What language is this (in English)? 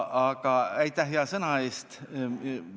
Estonian